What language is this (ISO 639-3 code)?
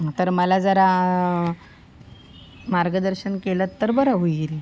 mar